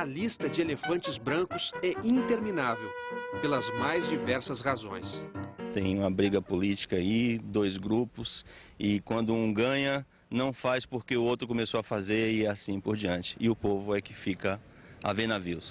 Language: Portuguese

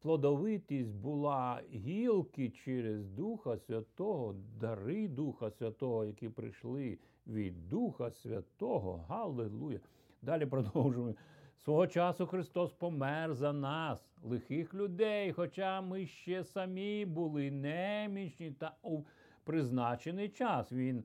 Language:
Ukrainian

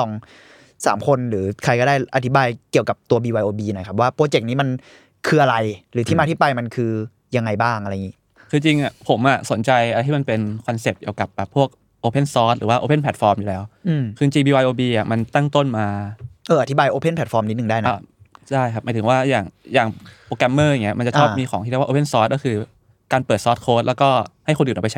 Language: Thai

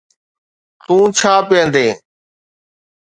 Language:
Sindhi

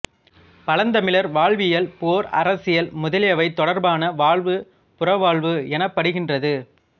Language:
Tamil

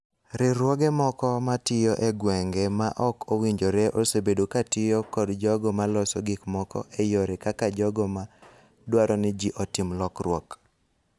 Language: Luo (Kenya and Tanzania)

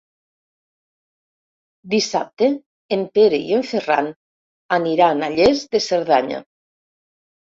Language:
Catalan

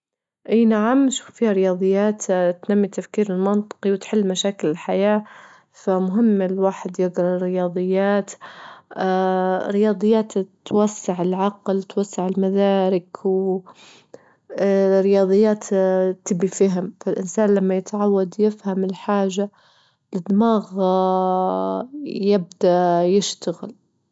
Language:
Libyan Arabic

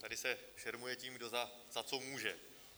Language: Czech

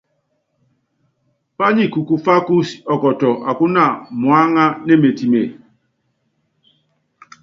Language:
Yangben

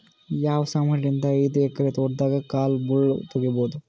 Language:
Kannada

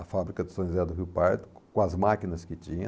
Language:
Portuguese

